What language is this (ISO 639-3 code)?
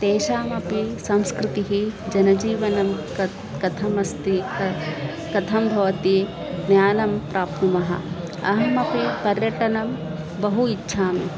san